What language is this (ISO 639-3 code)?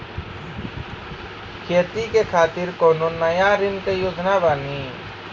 mai